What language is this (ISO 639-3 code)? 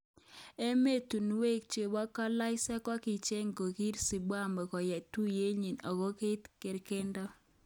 kln